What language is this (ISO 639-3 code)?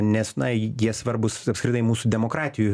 lit